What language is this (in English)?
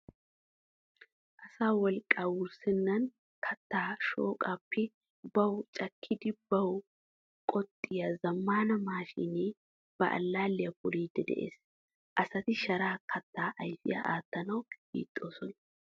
Wolaytta